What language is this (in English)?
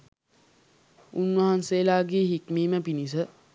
Sinhala